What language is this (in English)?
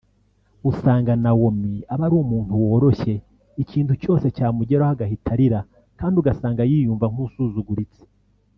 Kinyarwanda